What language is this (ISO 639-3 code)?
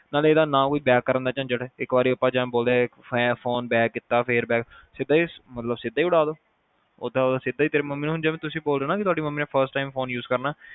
pan